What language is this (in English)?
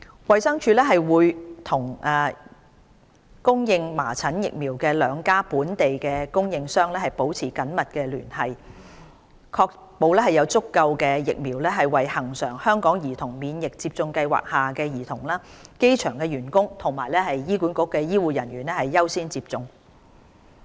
Cantonese